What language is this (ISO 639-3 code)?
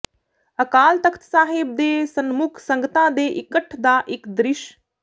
pan